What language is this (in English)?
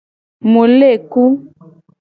Gen